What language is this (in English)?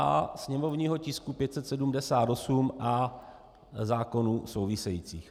Czech